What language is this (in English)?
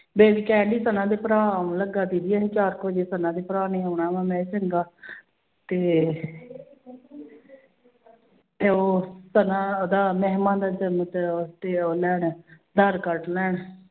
Punjabi